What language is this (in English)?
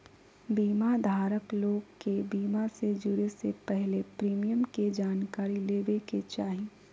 Magahi